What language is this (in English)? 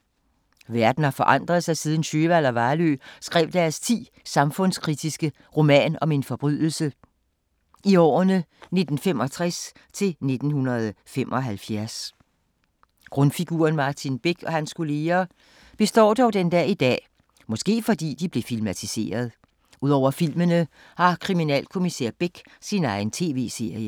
Danish